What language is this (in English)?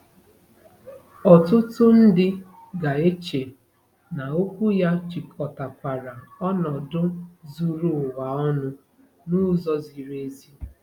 Igbo